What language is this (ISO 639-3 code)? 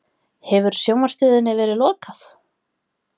isl